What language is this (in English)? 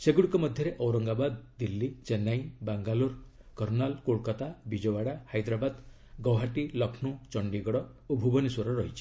Odia